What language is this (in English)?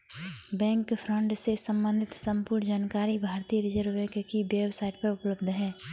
Hindi